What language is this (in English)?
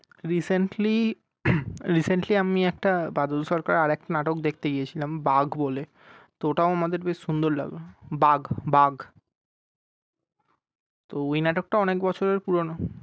Bangla